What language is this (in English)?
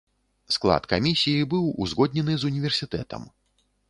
Belarusian